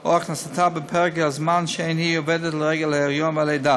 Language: Hebrew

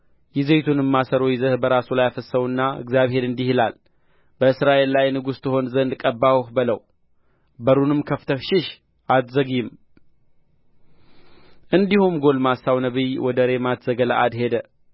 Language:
Amharic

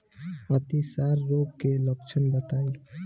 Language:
Bhojpuri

